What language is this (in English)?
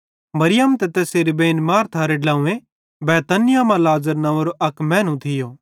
Bhadrawahi